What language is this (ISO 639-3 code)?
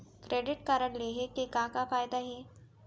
hne